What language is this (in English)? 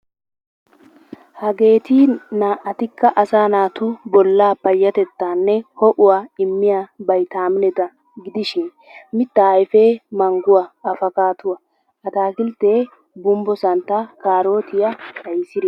Wolaytta